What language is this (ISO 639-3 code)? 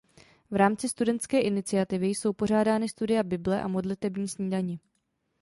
ces